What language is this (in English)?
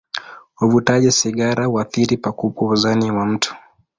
Swahili